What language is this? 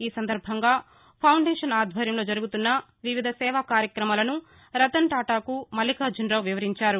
Telugu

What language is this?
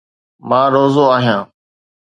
Sindhi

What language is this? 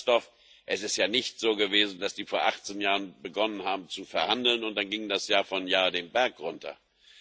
German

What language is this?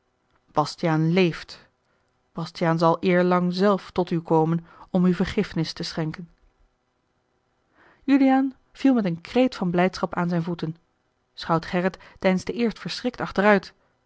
Dutch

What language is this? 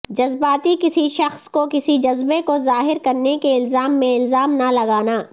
Urdu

